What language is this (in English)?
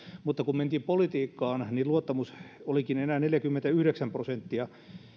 Finnish